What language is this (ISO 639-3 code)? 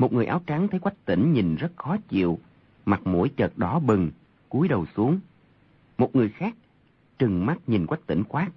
vie